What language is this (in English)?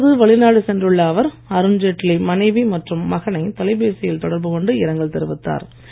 Tamil